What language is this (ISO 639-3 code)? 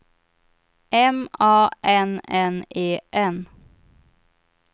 swe